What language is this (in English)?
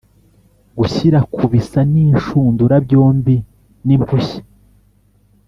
Kinyarwanda